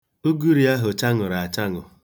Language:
Igbo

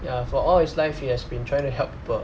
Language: English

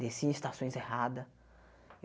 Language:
Portuguese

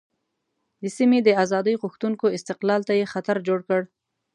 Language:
Pashto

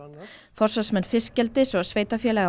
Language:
Icelandic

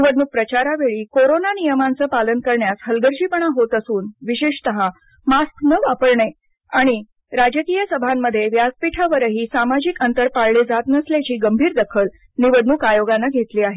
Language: Marathi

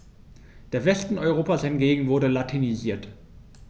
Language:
German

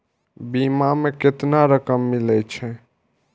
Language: Maithili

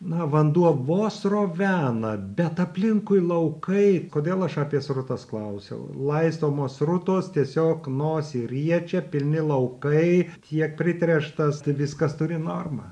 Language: Lithuanian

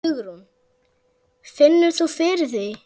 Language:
Icelandic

